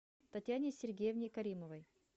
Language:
Russian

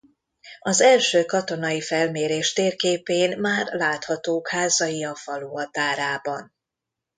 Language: Hungarian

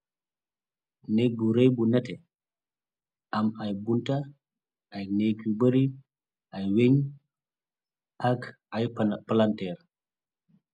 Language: Wolof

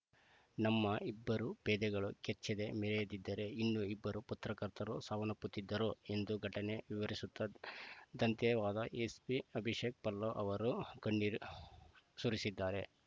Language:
Kannada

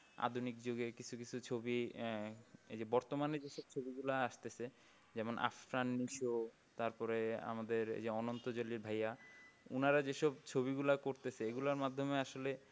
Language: Bangla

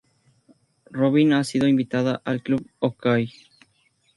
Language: Spanish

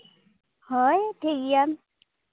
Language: Santali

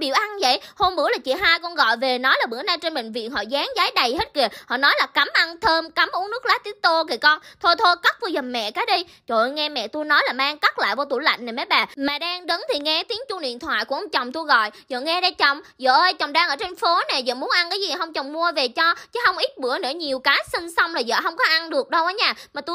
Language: Vietnamese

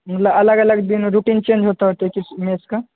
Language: Maithili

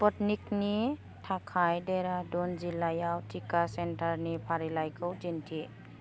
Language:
Bodo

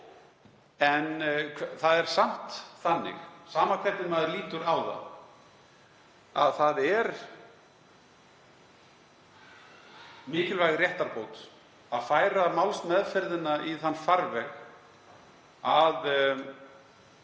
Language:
Icelandic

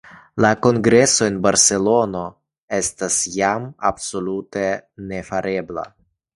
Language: Esperanto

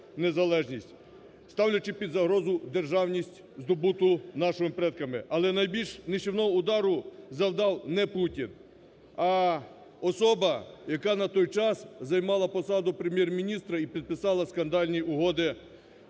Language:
Ukrainian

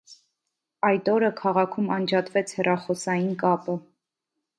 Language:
Armenian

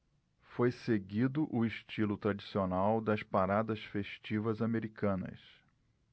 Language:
Portuguese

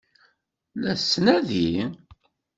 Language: Kabyle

